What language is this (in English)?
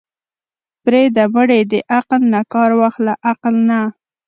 Pashto